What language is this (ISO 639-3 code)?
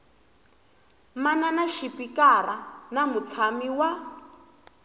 tso